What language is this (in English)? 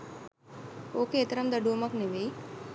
Sinhala